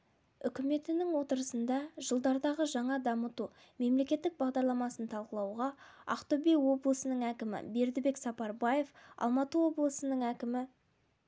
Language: Kazakh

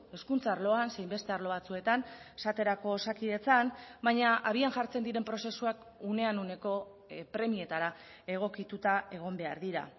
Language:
Basque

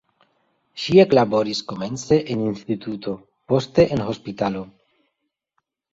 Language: Esperanto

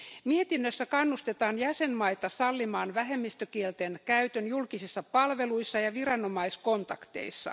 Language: Finnish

